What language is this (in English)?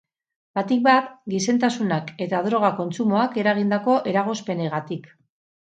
Basque